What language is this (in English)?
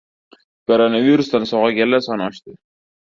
Uzbek